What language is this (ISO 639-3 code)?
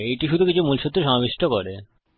ben